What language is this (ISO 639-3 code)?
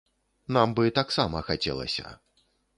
bel